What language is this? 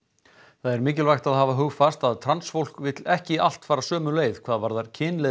Icelandic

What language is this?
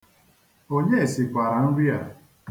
Igbo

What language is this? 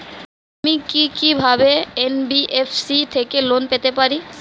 Bangla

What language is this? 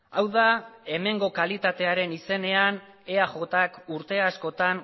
Basque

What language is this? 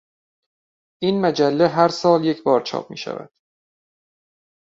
Persian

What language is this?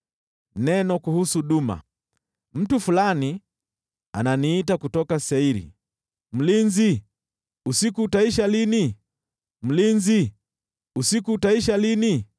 Swahili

